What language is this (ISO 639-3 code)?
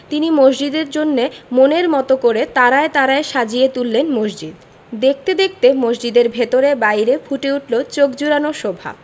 ben